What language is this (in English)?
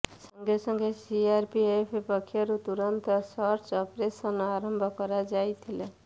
Odia